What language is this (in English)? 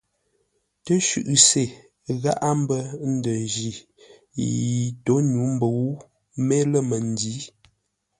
Ngombale